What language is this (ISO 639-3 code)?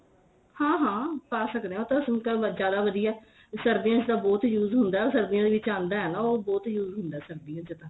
pan